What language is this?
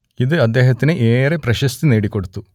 Malayalam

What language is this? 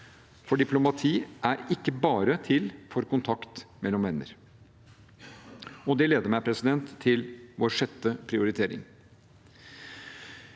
Norwegian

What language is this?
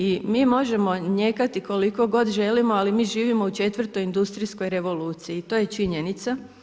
Croatian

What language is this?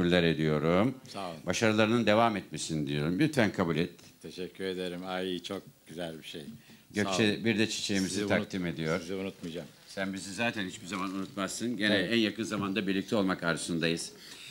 Turkish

